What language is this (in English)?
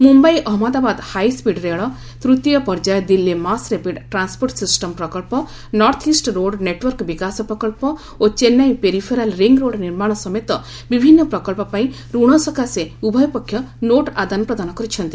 Odia